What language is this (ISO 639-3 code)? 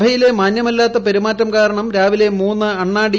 mal